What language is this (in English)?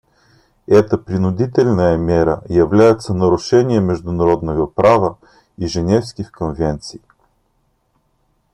Russian